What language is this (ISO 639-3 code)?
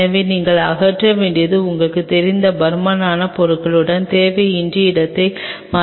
tam